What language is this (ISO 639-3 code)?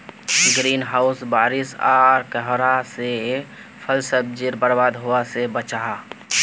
mag